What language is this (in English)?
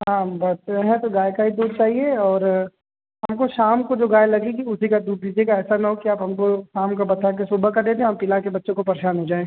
Hindi